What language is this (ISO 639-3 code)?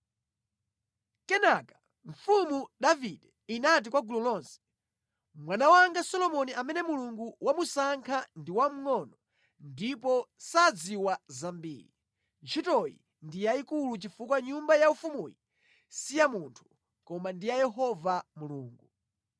nya